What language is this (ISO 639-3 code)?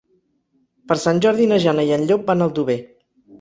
cat